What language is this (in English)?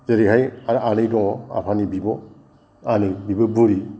Bodo